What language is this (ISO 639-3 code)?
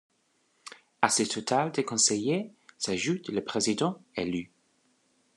fra